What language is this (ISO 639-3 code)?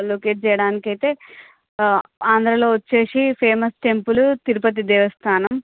tel